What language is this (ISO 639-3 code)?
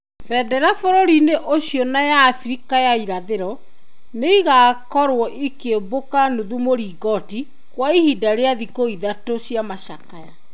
kik